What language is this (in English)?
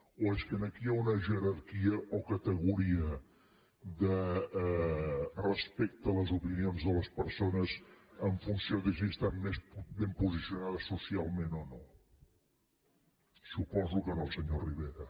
Catalan